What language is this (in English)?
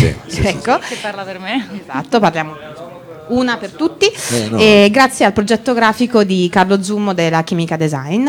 Italian